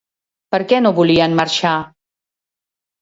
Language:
Catalan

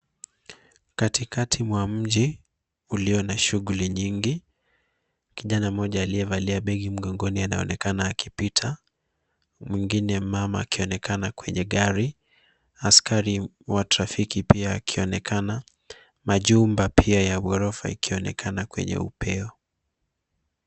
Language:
Swahili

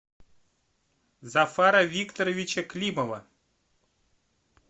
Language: Russian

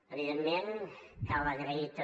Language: Catalan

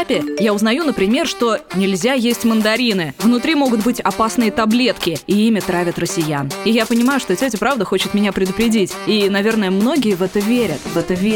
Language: Russian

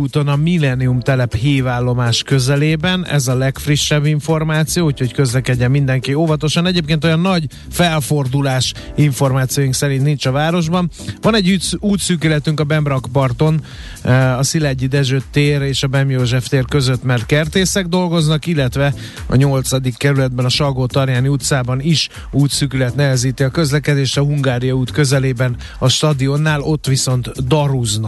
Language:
Hungarian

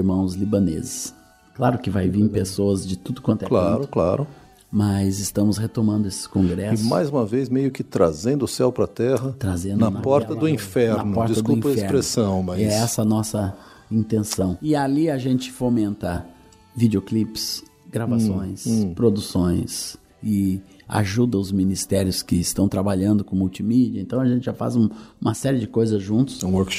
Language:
Portuguese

